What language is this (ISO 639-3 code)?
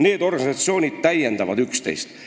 est